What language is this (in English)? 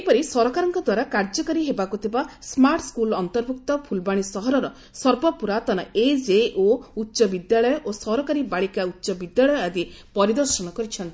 Odia